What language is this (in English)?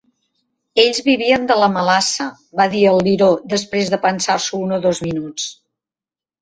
Catalan